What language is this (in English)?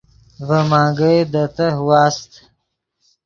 Yidgha